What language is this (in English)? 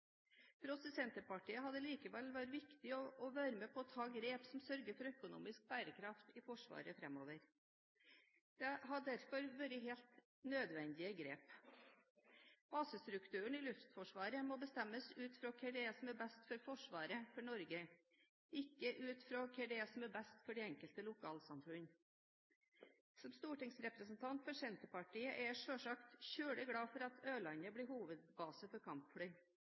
Norwegian Bokmål